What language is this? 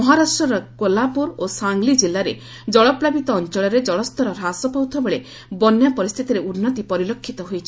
Odia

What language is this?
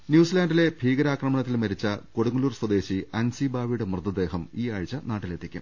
Malayalam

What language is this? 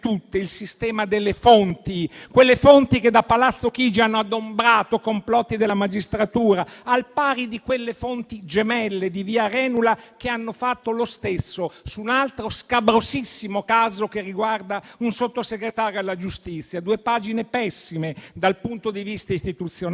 Italian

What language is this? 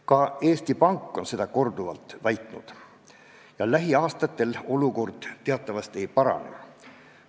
Estonian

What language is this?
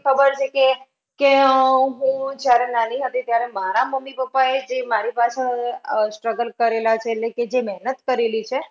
Gujarati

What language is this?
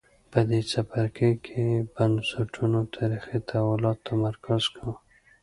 Pashto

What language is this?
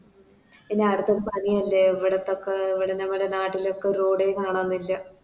Malayalam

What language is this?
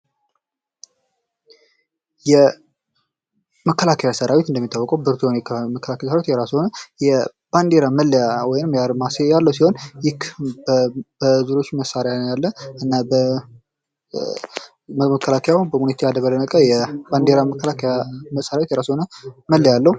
Amharic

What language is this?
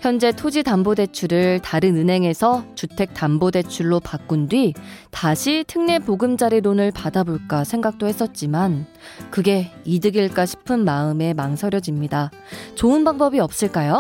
Korean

